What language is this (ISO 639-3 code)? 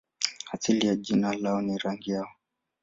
swa